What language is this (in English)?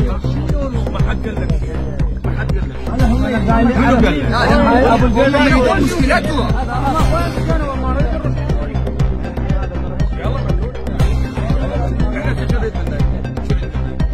Arabic